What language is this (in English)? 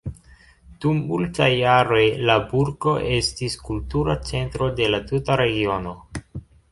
Esperanto